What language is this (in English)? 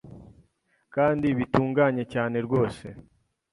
Kinyarwanda